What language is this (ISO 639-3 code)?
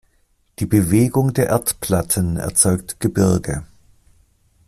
deu